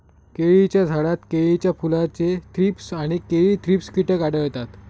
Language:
Marathi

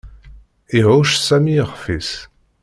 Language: Kabyle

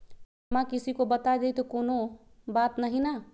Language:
Magahi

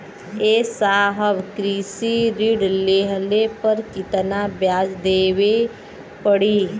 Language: Bhojpuri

